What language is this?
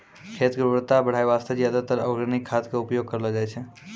Maithili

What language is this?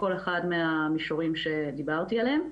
Hebrew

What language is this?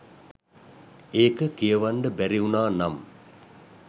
Sinhala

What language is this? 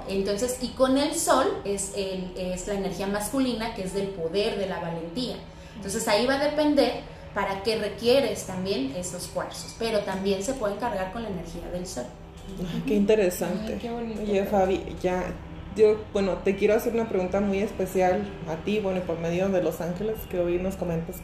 Spanish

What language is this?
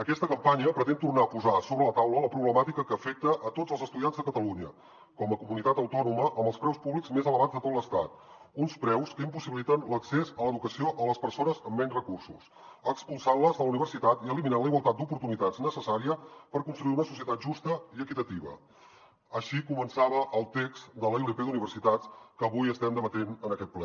Catalan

